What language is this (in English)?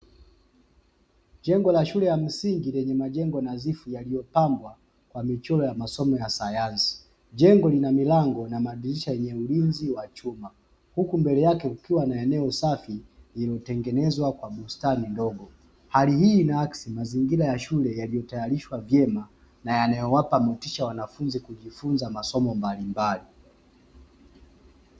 Swahili